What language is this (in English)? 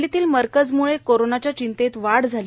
Marathi